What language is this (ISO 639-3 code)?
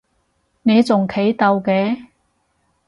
yue